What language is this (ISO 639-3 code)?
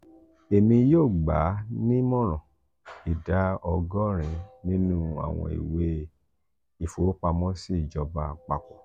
yor